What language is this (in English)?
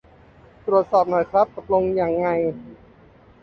Thai